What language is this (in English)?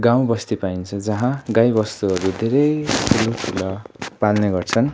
Nepali